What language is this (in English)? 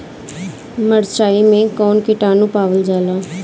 Bhojpuri